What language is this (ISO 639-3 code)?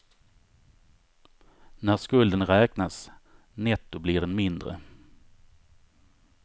swe